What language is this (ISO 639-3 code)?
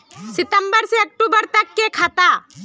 mag